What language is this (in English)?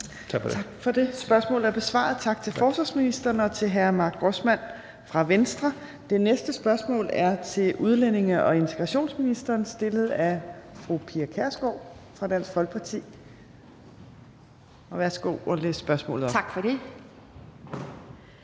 Danish